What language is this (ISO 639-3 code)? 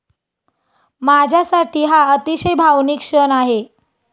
mar